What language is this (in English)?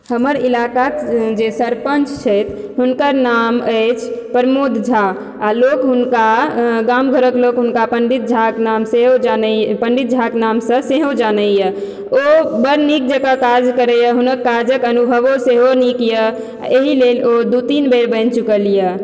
Maithili